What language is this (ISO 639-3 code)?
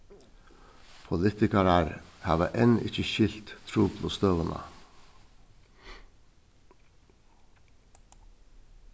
fao